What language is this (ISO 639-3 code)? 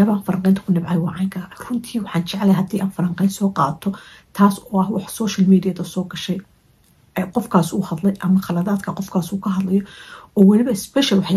ara